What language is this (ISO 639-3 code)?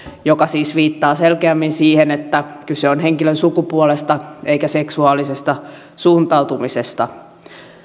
fin